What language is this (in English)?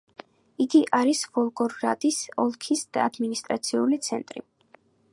Georgian